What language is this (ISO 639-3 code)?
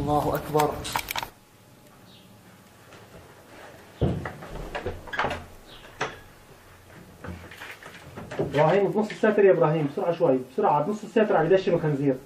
ara